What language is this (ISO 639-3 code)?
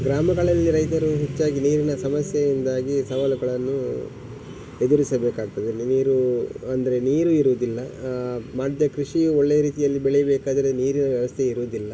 kan